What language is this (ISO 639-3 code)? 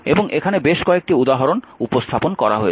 ben